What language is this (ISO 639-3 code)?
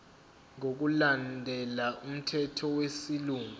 zul